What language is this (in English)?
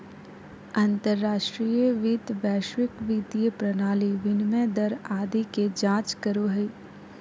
Magahi